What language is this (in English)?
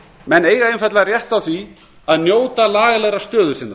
Icelandic